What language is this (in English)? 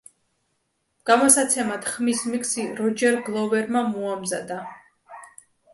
Georgian